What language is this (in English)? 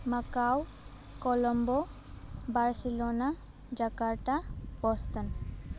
Bodo